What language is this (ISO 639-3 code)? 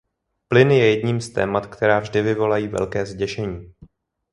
ces